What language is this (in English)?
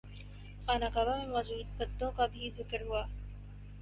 Urdu